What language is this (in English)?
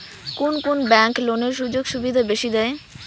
Bangla